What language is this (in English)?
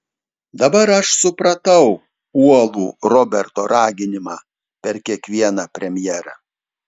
Lithuanian